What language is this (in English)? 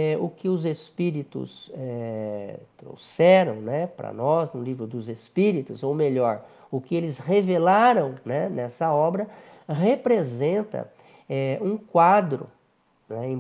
Portuguese